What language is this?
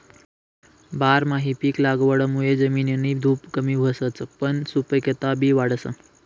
Marathi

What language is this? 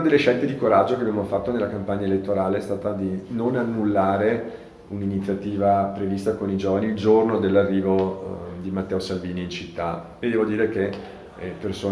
Italian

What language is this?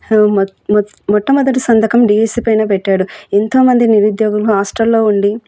Telugu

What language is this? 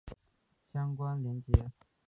Chinese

